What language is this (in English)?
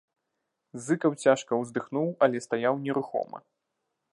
Belarusian